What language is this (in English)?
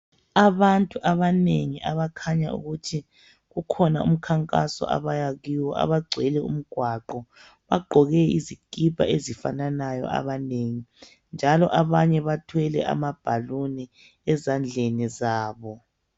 North Ndebele